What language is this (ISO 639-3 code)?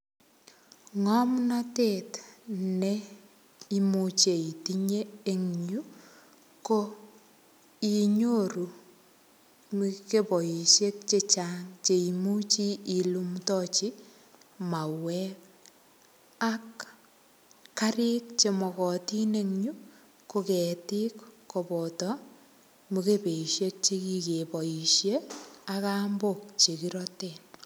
kln